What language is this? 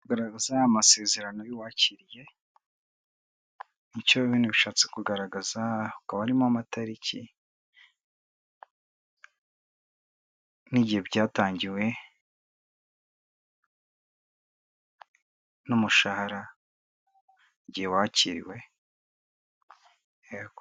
Kinyarwanda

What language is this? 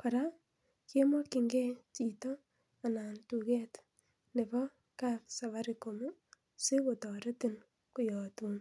Kalenjin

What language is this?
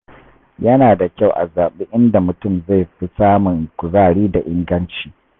Hausa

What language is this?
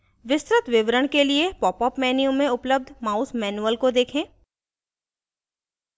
Hindi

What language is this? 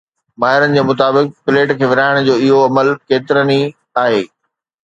Sindhi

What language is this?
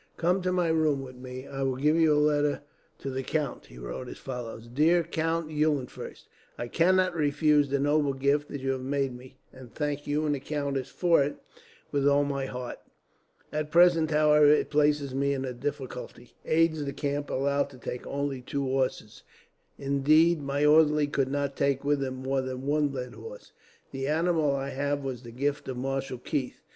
English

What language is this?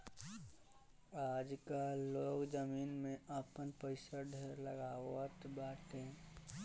Bhojpuri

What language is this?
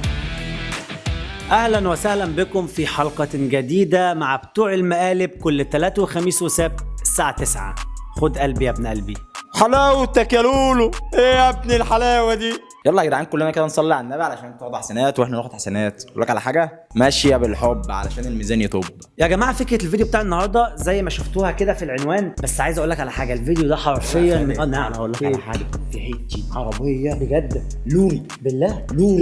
Arabic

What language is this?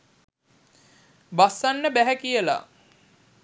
Sinhala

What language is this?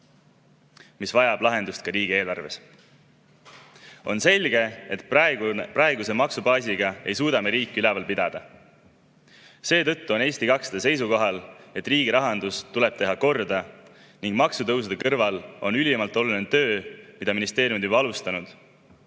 Estonian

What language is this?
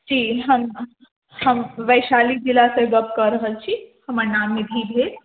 Maithili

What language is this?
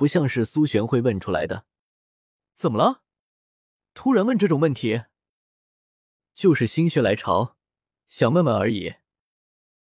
Chinese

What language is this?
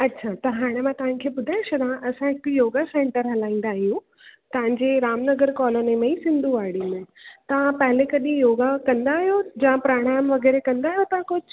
Sindhi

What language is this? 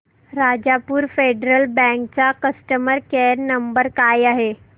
Marathi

